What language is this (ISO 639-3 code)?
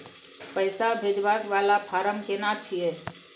mai